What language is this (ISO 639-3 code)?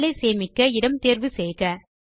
tam